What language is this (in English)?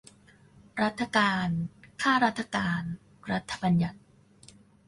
Thai